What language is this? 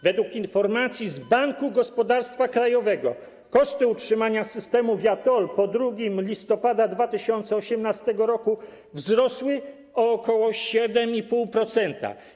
Polish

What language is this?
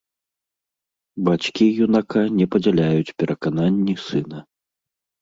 Belarusian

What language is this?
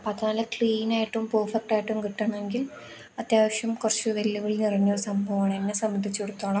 Malayalam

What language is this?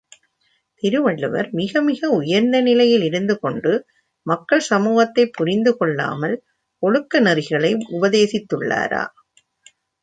Tamil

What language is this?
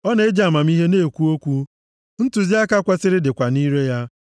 Igbo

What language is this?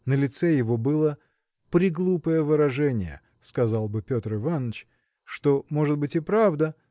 Russian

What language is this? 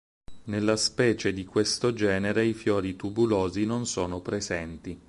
Italian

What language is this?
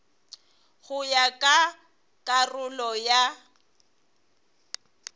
Northern Sotho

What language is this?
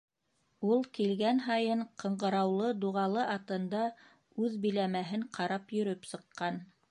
Bashkir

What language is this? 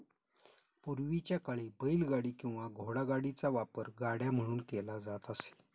Marathi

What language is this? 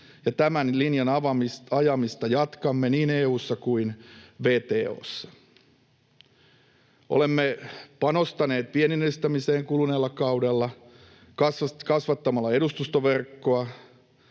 Finnish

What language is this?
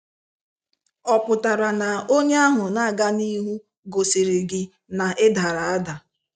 Igbo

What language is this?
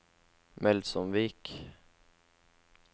Norwegian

